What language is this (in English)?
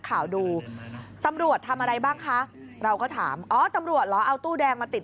Thai